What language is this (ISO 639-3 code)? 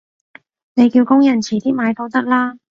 yue